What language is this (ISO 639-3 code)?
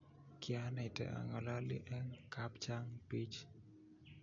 kln